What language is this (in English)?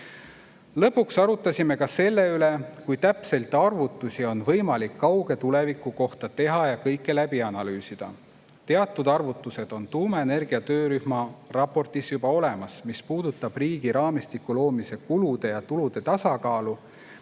Estonian